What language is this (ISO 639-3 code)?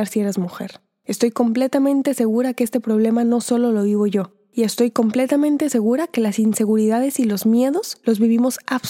spa